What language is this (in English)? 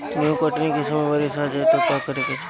Bhojpuri